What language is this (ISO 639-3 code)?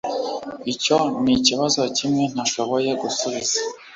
kin